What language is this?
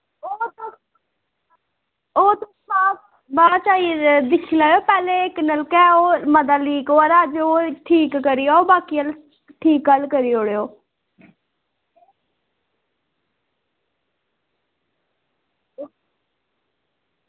Dogri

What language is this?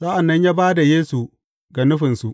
Hausa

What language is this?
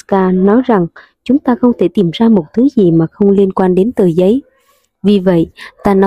Vietnamese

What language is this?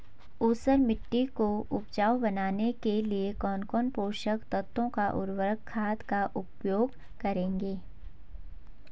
Hindi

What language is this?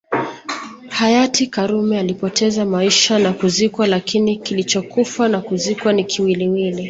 Swahili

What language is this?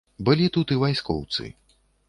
Belarusian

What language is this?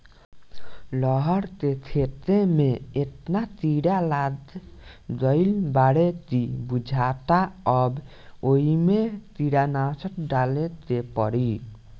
Bhojpuri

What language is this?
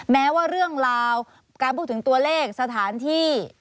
Thai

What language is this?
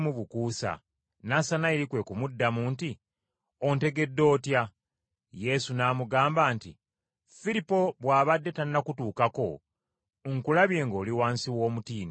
Ganda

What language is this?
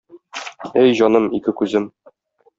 Tatar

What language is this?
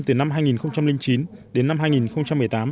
Vietnamese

